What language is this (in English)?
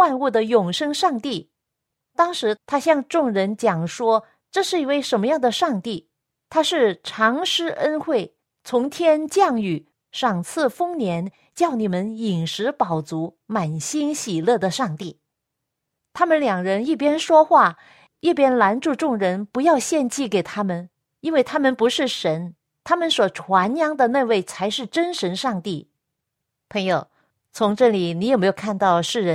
Chinese